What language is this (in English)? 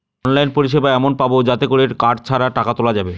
Bangla